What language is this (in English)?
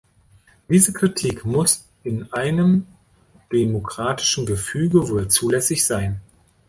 German